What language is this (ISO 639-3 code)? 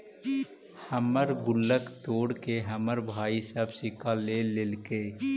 mag